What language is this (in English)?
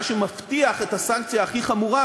Hebrew